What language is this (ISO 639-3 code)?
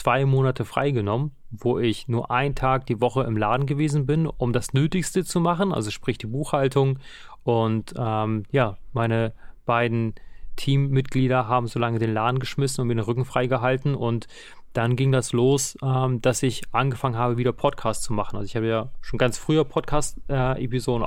deu